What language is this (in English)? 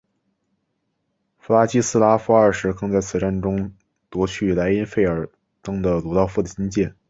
Chinese